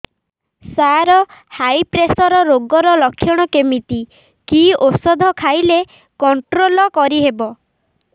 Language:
Odia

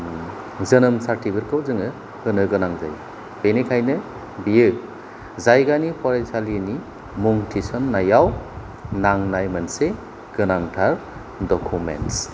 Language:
Bodo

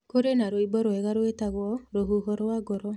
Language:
Kikuyu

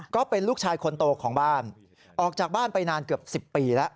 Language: Thai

